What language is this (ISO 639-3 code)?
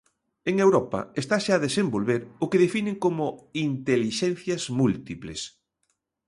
glg